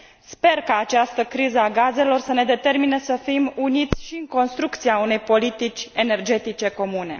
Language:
Romanian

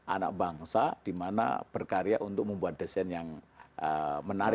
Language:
Indonesian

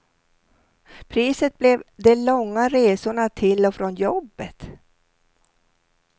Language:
Swedish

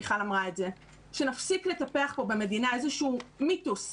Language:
Hebrew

